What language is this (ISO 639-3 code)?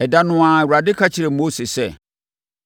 aka